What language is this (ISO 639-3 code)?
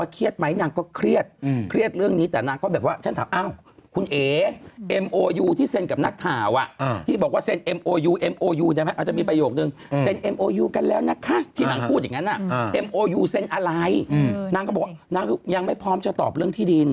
tha